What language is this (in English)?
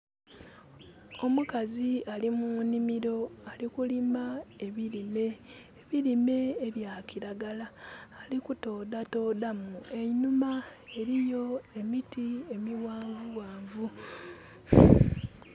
Soga